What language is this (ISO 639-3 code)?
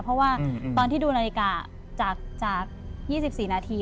tha